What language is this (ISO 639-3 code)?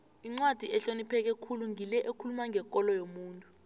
nbl